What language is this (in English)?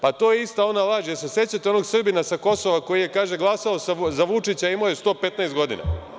Serbian